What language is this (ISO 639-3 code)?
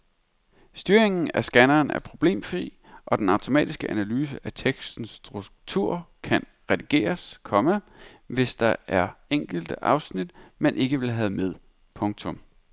dan